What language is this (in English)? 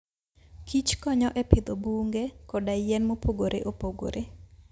Luo (Kenya and Tanzania)